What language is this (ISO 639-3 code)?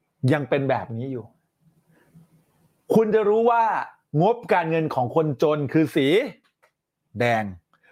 tha